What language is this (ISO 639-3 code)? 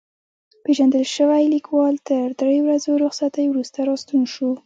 pus